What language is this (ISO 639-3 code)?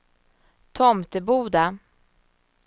swe